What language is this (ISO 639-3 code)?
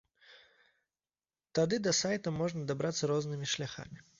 bel